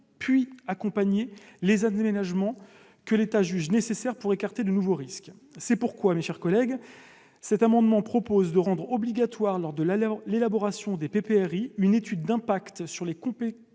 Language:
French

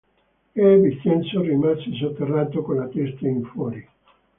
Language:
Italian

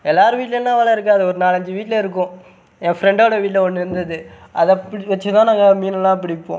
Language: Tamil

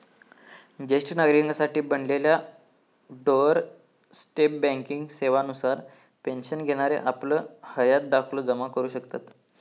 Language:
Marathi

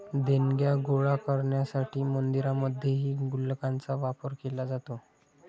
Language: Marathi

